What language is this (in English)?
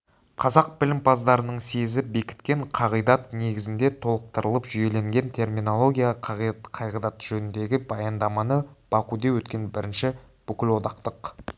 Kazakh